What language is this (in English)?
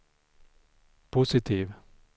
Swedish